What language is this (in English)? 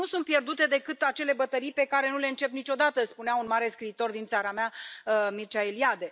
Romanian